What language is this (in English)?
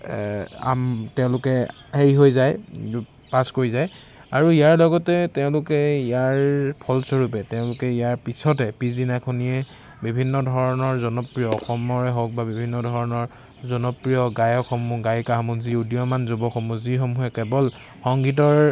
Assamese